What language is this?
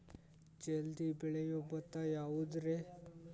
Kannada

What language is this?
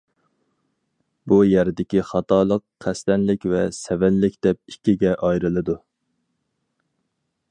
Uyghur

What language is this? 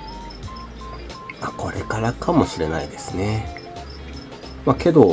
Japanese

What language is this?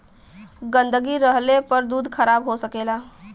Bhojpuri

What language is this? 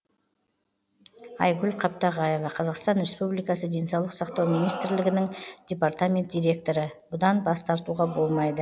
Kazakh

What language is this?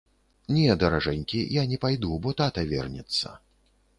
Belarusian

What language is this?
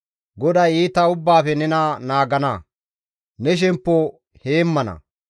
Gamo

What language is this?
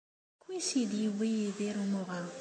Kabyle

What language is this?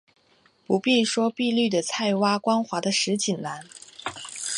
Chinese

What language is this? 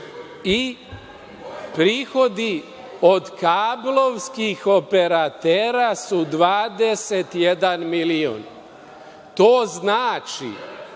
Serbian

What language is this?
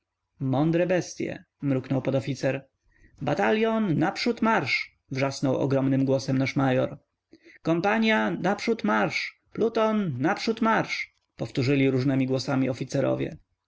Polish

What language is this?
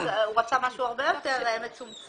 Hebrew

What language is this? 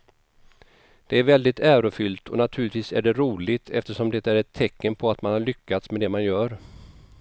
Swedish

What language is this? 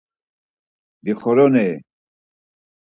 Laz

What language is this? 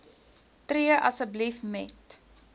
Afrikaans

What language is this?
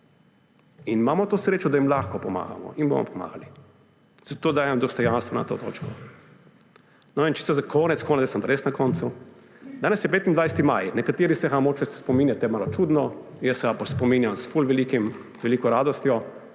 Slovenian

